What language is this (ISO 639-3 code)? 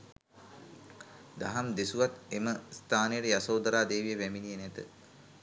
sin